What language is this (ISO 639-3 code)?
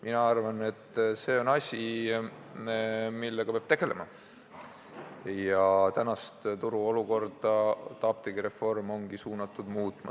est